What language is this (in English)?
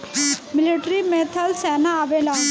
Bhojpuri